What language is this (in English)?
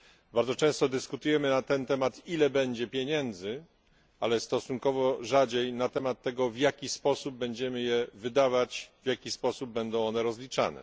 Polish